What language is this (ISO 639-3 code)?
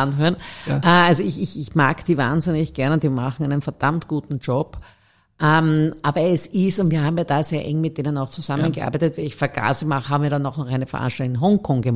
deu